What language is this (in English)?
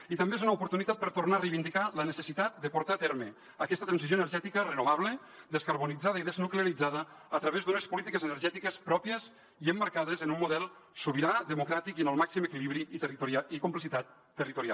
Catalan